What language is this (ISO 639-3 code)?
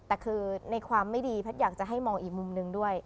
tha